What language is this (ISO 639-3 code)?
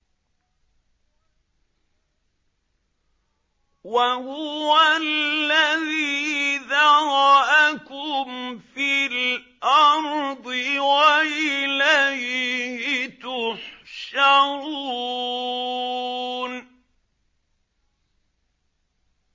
ara